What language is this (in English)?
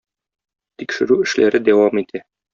Tatar